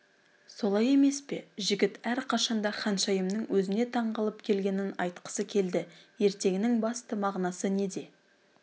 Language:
Kazakh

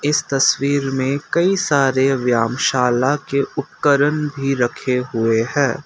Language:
Hindi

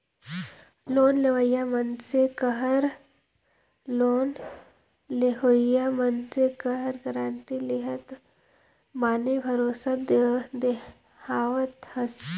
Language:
Chhattisgarhi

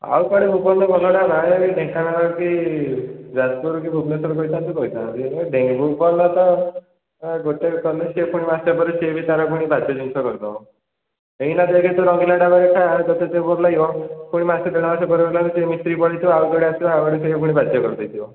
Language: Odia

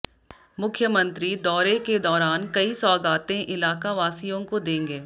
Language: Hindi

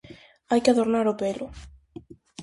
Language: Galician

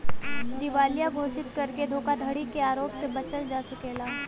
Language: Bhojpuri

